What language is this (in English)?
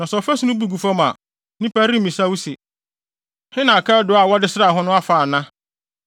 Akan